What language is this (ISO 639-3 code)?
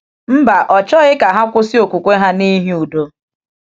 ibo